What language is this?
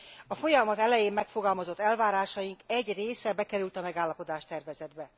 Hungarian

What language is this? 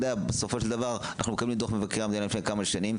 Hebrew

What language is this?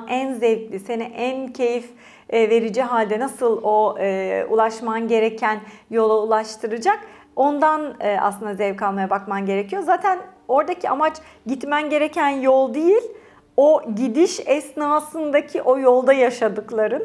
Turkish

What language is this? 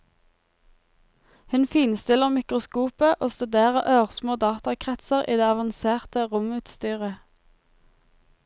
Norwegian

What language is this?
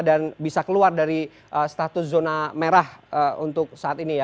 Indonesian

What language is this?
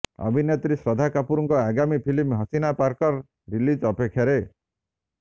Odia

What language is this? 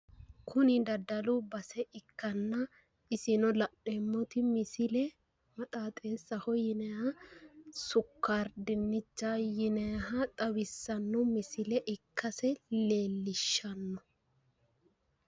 Sidamo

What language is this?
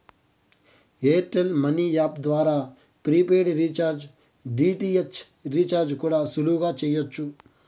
Telugu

